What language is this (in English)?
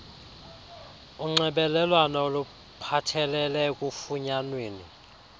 Xhosa